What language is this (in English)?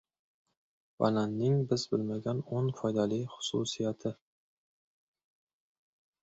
Uzbek